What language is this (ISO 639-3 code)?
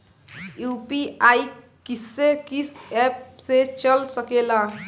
bho